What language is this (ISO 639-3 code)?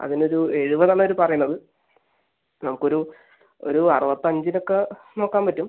mal